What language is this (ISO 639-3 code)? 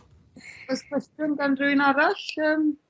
cym